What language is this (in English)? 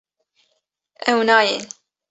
Kurdish